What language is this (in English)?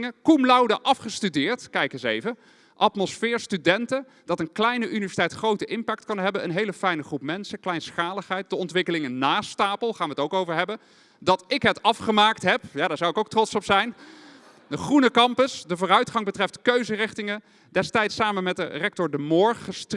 Dutch